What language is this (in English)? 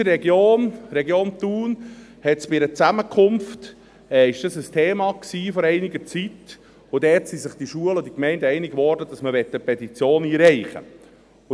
Swiss German